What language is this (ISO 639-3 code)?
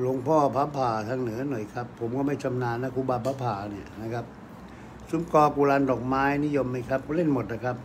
tha